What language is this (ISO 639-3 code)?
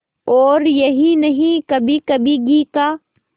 hin